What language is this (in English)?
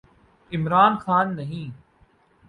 Urdu